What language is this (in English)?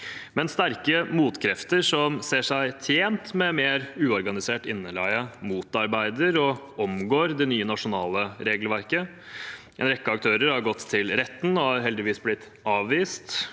Norwegian